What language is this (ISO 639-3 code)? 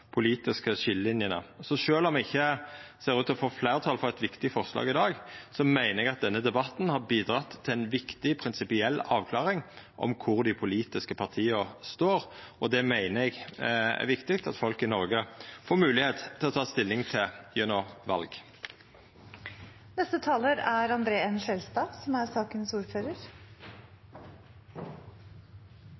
nno